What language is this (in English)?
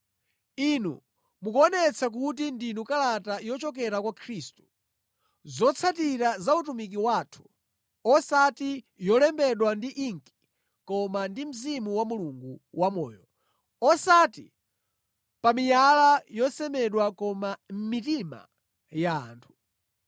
Nyanja